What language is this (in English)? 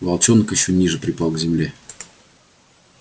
Russian